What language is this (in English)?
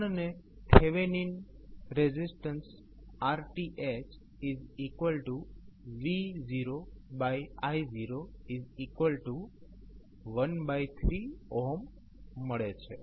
Gujarati